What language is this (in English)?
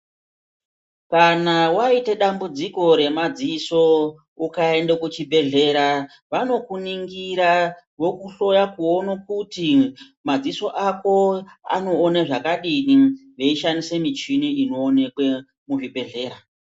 Ndau